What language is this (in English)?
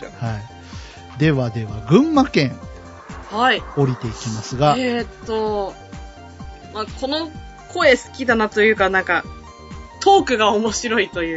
Japanese